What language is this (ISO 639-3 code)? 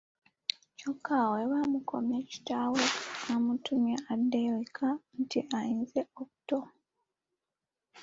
lug